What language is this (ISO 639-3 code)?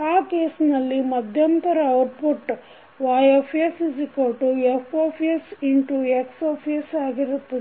kan